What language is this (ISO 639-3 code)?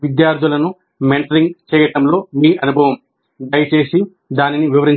tel